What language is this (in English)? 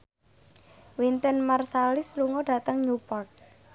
Javanese